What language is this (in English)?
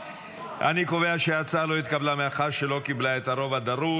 Hebrew